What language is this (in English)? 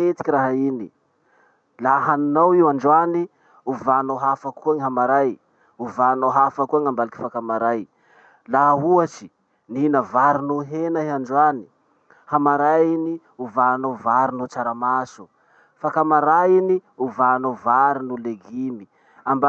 Masikoro Malagasy